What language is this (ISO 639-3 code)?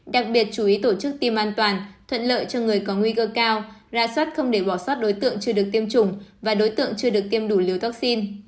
vie